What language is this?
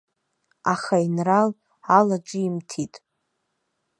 Abkhazian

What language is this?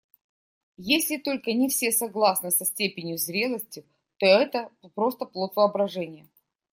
Russian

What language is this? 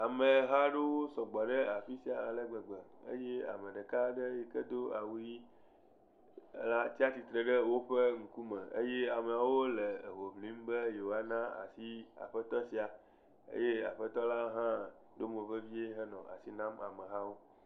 Ewe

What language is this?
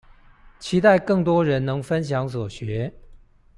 Chinese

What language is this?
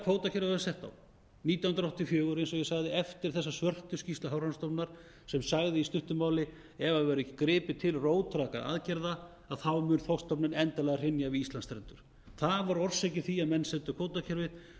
Icelandic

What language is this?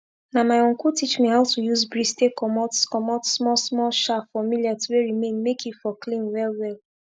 Nigerian Pidgin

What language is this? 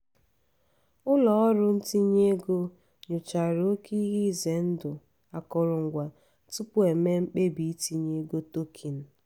Igbo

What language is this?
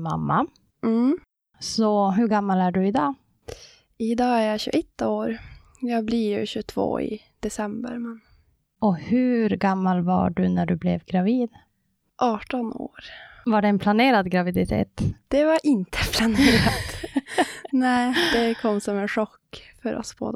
Swedish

